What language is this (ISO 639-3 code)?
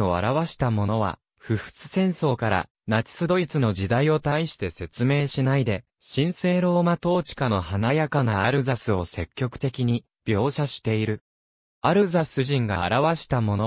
jpn